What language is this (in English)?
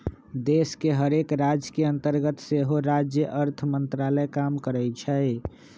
Magahi